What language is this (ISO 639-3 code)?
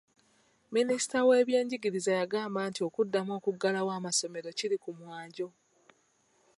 lug